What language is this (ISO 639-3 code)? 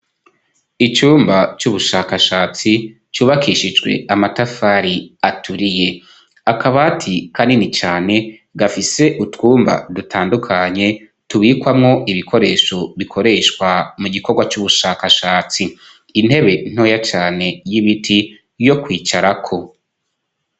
run